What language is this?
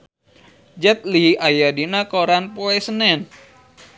Sundanese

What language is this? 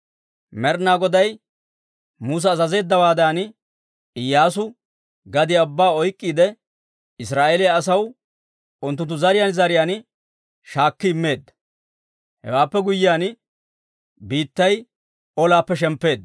Dawro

